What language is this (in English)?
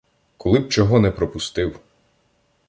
Ukrainian